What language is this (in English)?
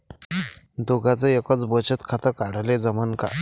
Marathi